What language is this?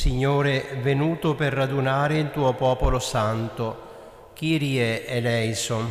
Italian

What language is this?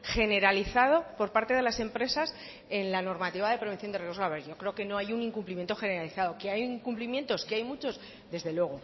Spanish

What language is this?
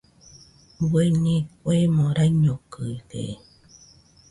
Nüpode Huitoto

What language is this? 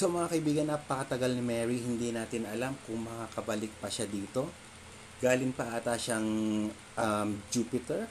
Filipino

